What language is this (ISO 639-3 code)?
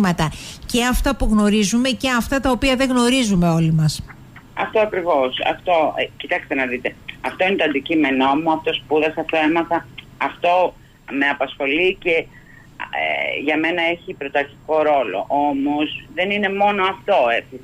ell